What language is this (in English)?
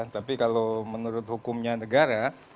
Indonesian